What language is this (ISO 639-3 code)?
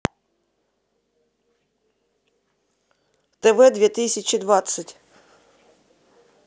rus